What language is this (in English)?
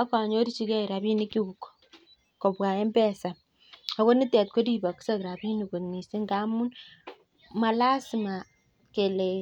Kalenjin